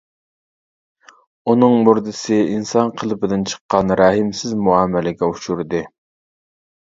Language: Uyghur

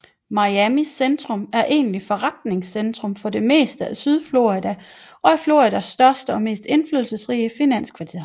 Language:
Danish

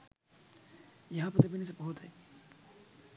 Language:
Sinhala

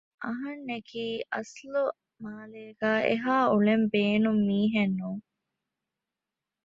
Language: Divehi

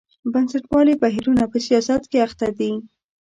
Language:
Pashto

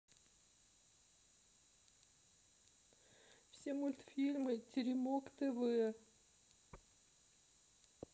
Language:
Russian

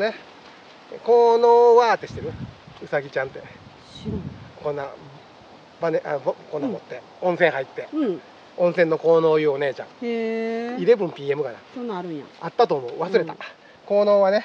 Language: Japanese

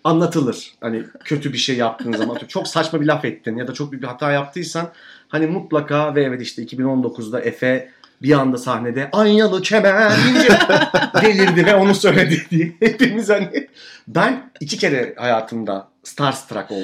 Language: Turkish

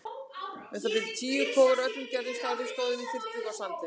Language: Icelandic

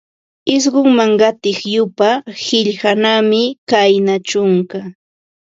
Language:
Ambo-Pasco Quechua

